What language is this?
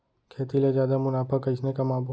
Chhattisgarhi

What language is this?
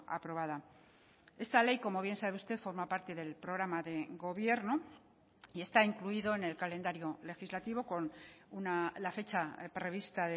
Spanish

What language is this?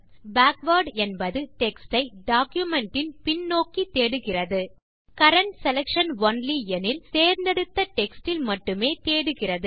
Tamil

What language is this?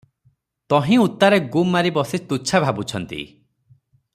Odia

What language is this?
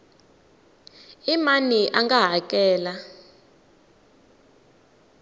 Tsonga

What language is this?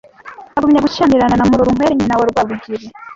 Kinyarwanda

